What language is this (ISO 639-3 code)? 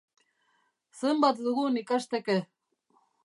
eus